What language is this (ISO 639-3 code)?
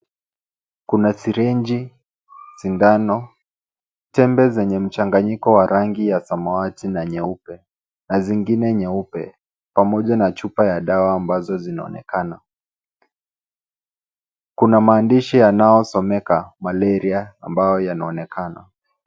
swa